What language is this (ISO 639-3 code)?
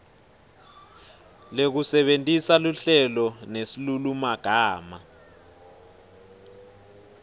ssw